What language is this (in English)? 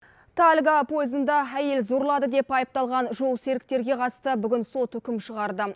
Kazakh